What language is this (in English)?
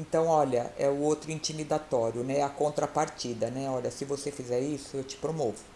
Portuguese